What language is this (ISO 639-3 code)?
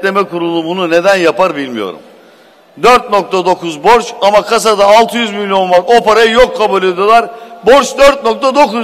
tur